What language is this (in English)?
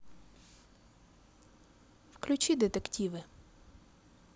Russian